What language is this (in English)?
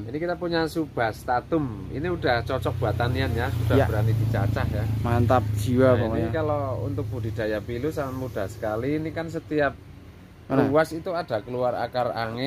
Indonesian